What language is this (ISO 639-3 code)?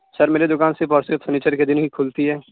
urd